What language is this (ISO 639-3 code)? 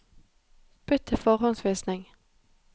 nor